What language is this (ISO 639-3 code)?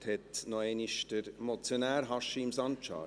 gsw